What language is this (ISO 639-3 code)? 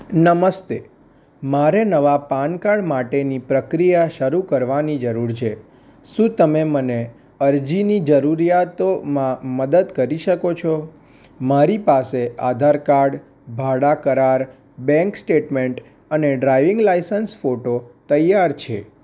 guj